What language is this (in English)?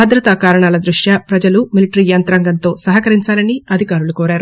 Telugu